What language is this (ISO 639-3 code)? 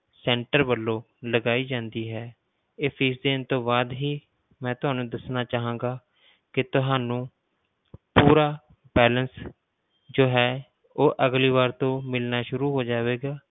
pan